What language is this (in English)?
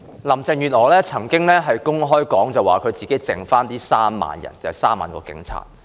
Cantonese